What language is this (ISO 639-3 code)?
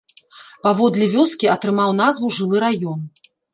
bel